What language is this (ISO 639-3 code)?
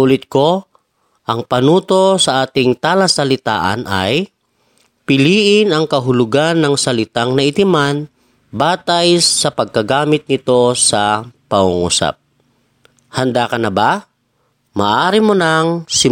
fil